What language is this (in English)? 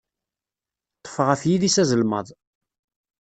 Kabyle